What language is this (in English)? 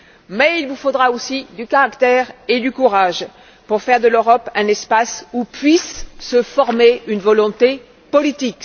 French